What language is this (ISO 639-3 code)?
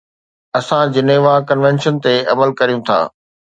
snd